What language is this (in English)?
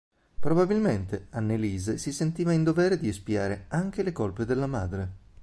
Italian